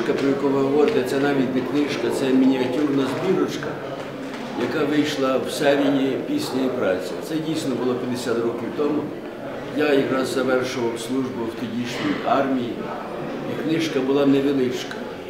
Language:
Ukrainian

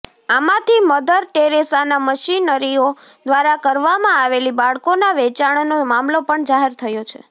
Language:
Gujarati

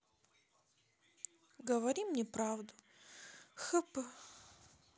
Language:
Russian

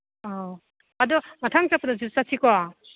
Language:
Manipuri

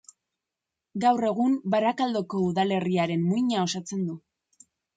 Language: Basque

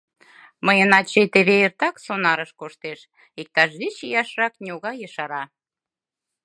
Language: Mari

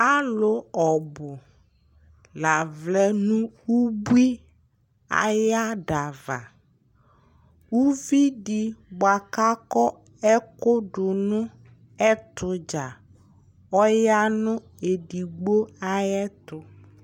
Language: Ikposo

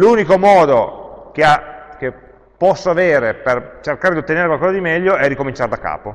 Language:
Italian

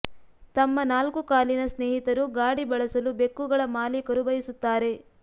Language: Kannada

